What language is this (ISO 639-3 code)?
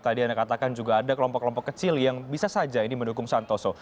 ind